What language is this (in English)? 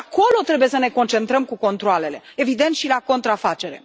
Romanian